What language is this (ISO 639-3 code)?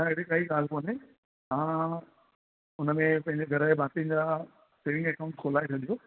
snd